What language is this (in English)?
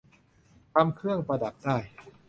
Thai